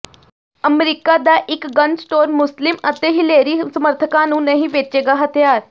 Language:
Punjabi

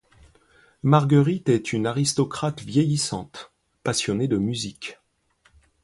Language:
French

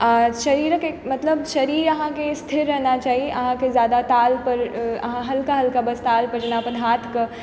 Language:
Maithili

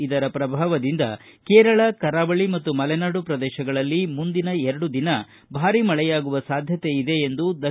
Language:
Kannada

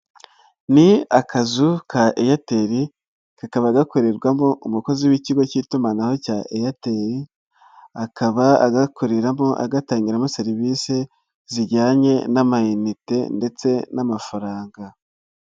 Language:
Kinyarwanda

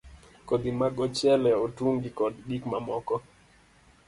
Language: Luo (Kenya and Tanzania)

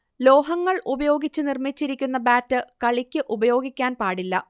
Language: Malayalam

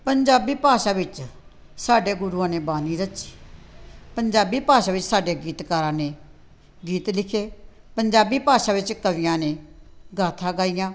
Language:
Punjabi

